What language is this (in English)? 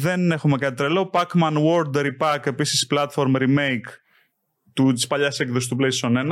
Greek